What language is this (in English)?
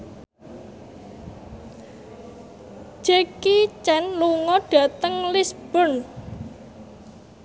Javanese